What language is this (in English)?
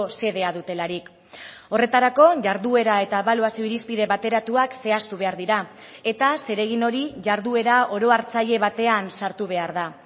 Basque